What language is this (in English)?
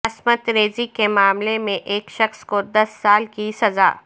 Urdu